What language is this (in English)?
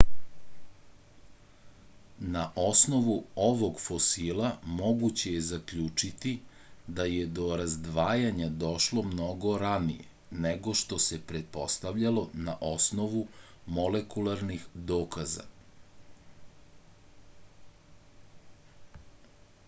Serbian